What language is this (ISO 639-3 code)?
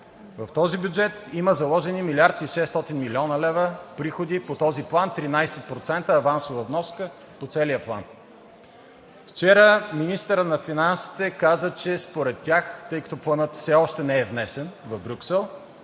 bul